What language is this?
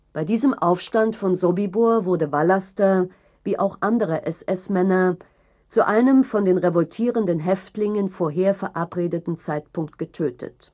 German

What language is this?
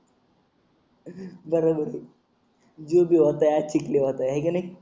Marathi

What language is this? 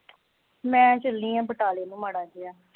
Punjabi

